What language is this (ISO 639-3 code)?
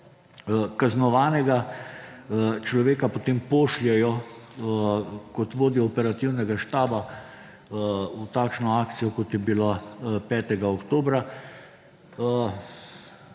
slv